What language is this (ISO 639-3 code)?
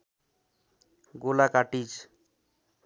nep